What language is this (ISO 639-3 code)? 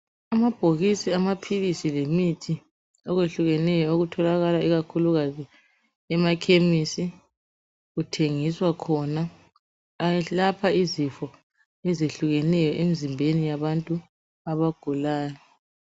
nde